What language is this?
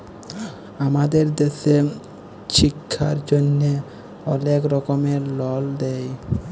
Bangla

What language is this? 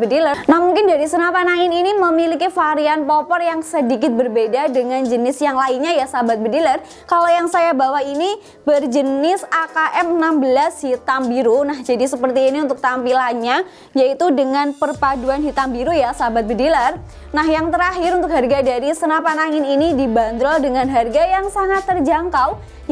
Indonesian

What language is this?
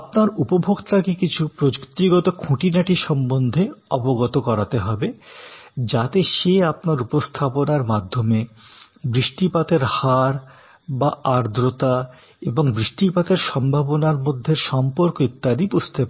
Bangla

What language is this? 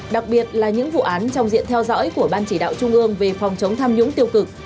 Vietnamese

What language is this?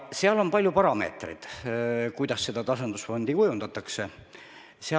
Estonian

